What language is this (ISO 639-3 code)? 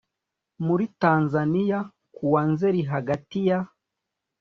kin